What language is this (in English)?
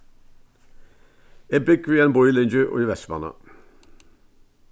Faroese